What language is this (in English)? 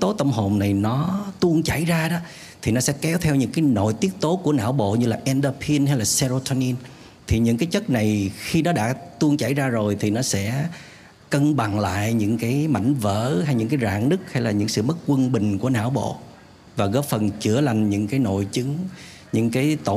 Vietnamese